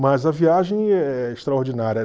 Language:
Portuguese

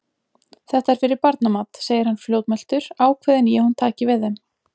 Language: Icelandic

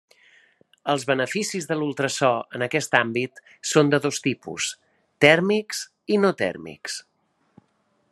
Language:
Catalan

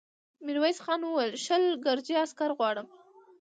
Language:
Pashto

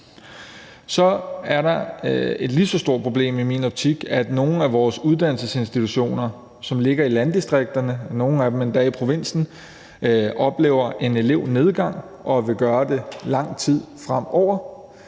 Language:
Danish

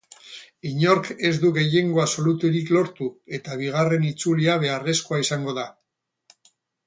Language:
Basque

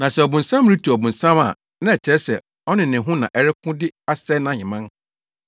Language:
Akan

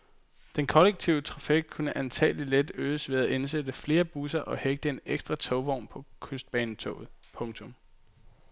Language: Danish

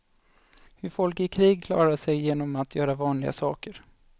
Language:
Swedish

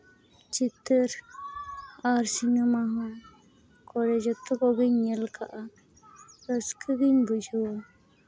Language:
Santali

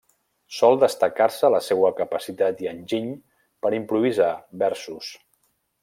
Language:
Catalan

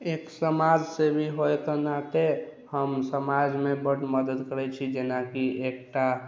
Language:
Maithili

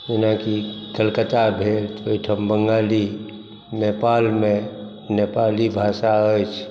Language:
Maithili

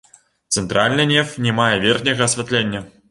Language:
Belarusian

